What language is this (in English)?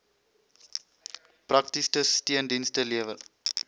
Afrikaans